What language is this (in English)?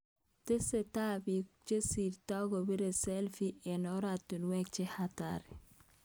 Kalenjin